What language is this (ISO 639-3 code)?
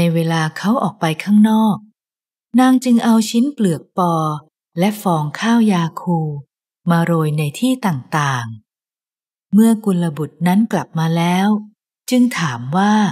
tha